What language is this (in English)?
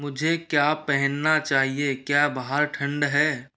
Hindi